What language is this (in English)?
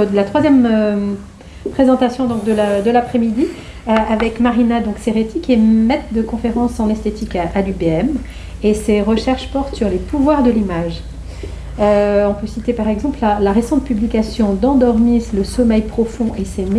French